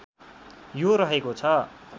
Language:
Nepali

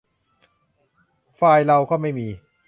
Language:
Thai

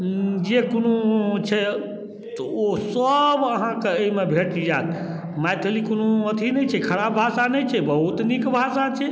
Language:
Maithili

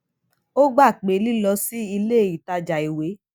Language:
Yoruba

